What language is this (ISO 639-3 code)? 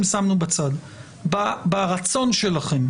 heb